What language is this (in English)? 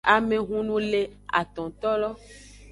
Aja (Benin)